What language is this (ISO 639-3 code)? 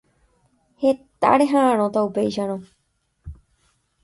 grn